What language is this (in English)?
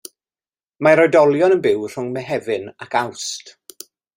Welsh